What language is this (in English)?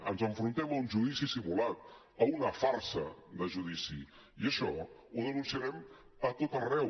Catalan